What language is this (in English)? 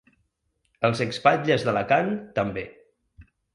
Catalan